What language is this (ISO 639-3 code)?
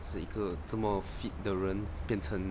eng